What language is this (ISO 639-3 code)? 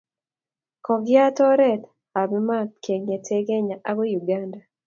kln